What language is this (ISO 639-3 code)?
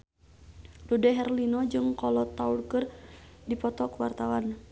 sun